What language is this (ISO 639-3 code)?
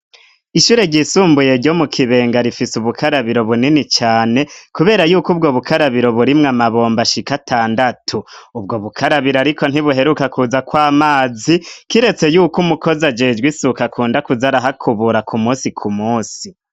run